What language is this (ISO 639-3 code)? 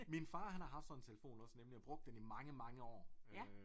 dan